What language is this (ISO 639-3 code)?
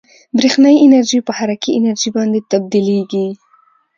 pus